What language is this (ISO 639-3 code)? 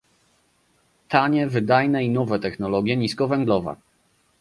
pol